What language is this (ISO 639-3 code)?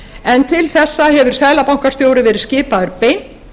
isl